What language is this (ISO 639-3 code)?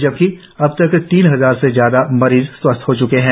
hin